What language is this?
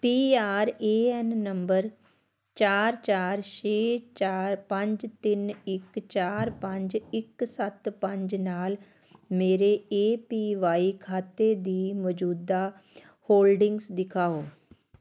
Punjabi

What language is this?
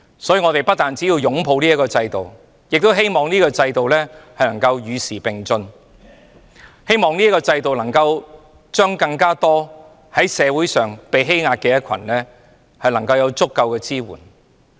Cantonese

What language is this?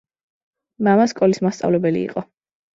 Georgian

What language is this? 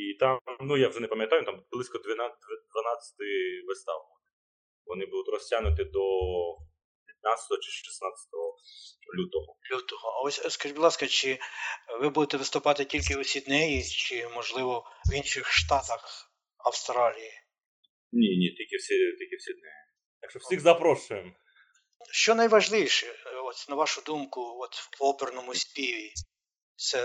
Ukrainian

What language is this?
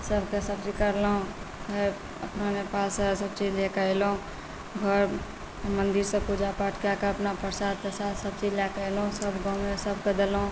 Maithili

